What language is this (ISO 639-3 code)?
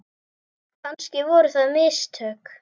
isl